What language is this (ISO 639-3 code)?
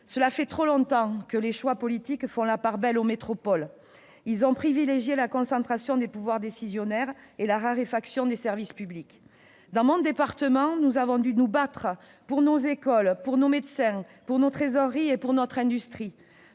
fra